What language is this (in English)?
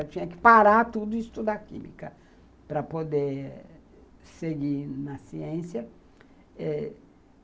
Portuguese